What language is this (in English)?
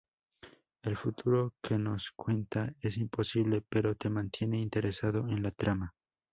Spanish